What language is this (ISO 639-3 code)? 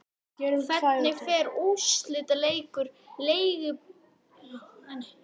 isl